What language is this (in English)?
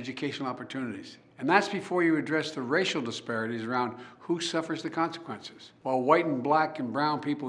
English